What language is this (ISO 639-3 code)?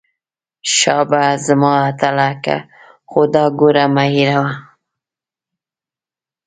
pus